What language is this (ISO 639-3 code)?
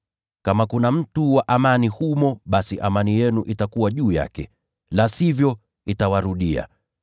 swa